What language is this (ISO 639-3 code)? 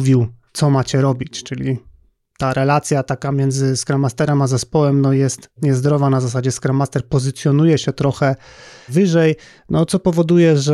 pol